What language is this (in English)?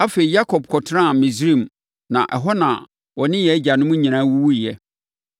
Akan